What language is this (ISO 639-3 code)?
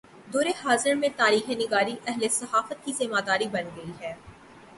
urd